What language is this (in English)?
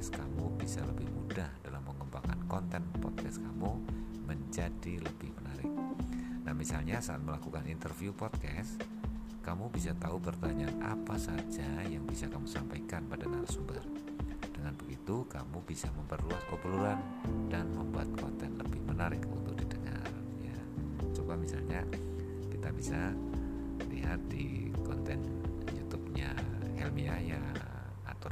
Indonesian